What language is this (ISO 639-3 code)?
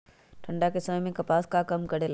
mag